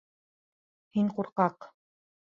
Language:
Bashkir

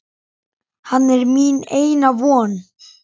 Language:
Icelandic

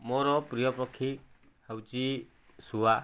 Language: Odia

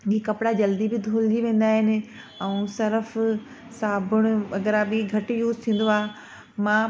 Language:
Sindhi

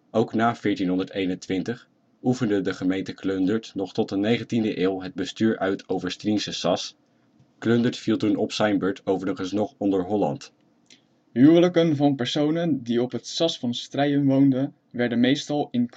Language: Dutch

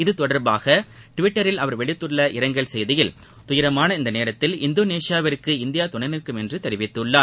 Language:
Tamil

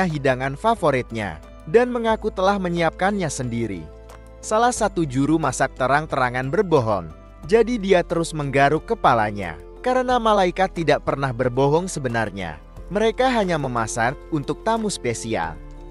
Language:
Indonesian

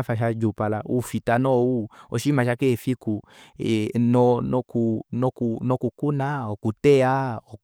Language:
Kuanyama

